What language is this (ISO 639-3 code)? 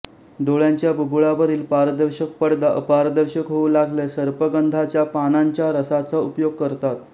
mar